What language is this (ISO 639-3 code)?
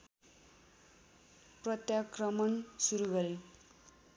nep